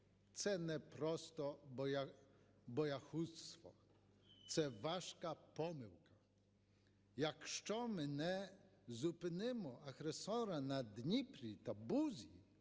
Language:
Ukrainian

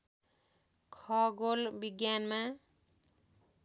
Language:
Nepali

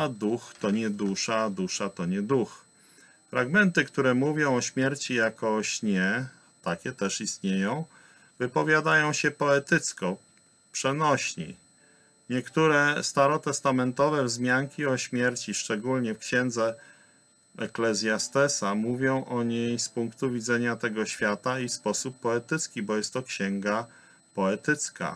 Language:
Polish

